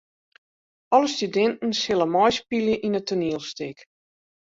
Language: Western Frisian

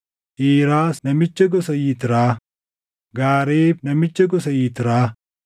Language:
Oromo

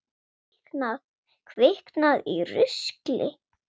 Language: Icelandic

